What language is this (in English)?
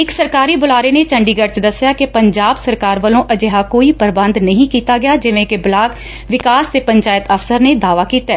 Punjabi